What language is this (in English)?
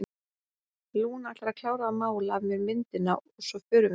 Icelandic